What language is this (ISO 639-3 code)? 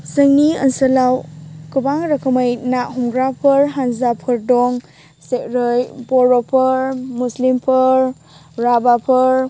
brx